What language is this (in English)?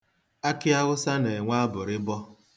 Igbo